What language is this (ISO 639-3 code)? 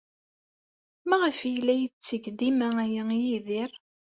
kab